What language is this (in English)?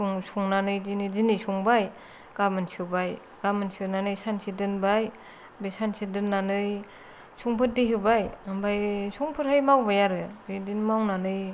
Bodo